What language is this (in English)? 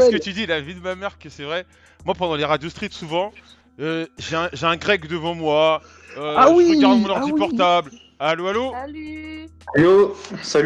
French